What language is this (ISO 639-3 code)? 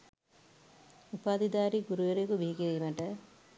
sin